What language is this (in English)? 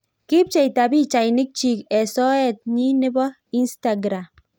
Kalenjin